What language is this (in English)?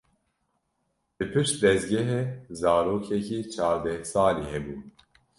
Kurdish